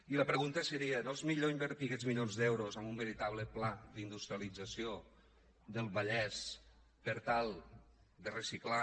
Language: Catalan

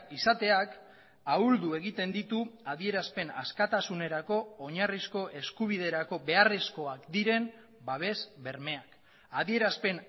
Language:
Basque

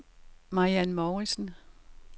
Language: Danish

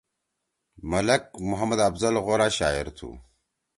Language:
Torwali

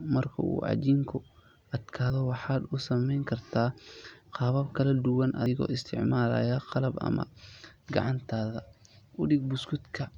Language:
Somali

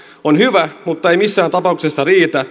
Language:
Finnish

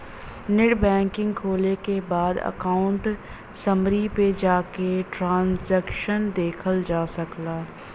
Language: Bhojpuri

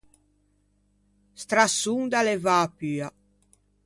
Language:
Ligurian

